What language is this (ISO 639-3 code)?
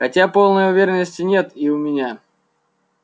rus